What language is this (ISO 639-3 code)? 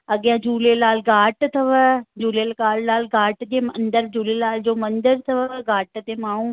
snd